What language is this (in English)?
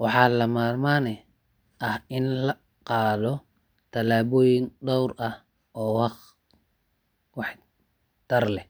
Somali